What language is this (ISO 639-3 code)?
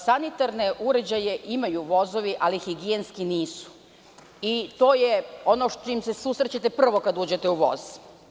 srp